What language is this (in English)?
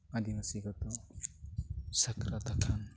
Santali